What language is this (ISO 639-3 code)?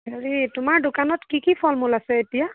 asm